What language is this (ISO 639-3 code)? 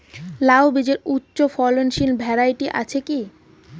ben